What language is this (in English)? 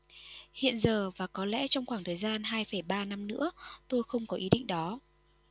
Vietnamese